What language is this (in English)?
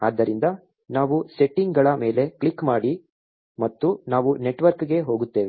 Kannada